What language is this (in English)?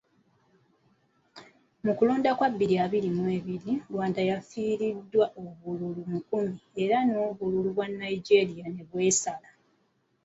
Ganda